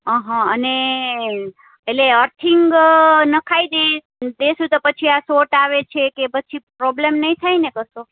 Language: Gujarati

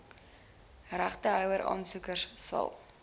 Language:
Afrikaans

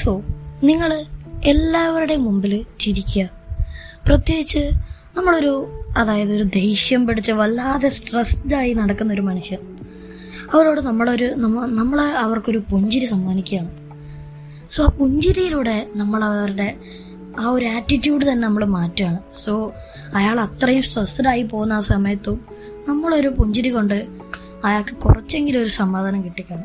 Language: Malayalam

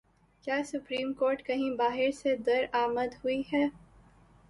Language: Urdu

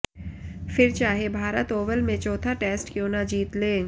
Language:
Hindi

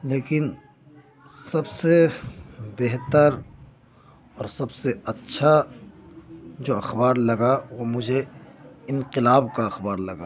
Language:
Urdu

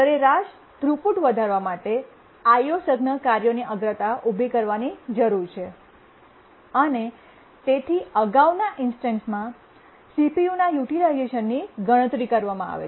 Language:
Gujarati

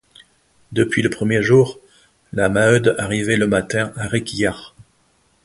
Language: French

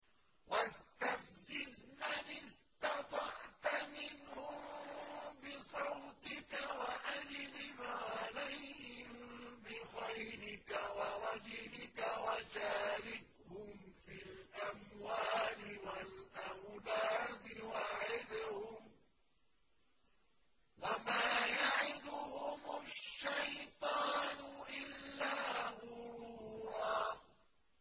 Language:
Arabic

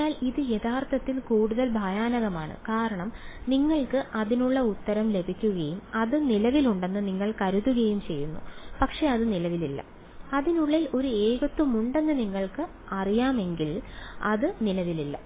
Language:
Malayalam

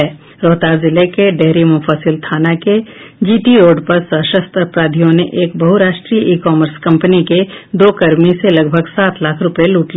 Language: Hindi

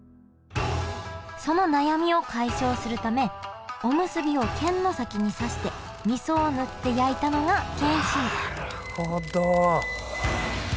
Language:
Japanese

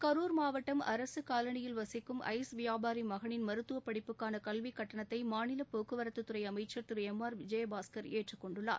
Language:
Tamil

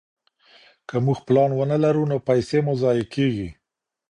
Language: Pashto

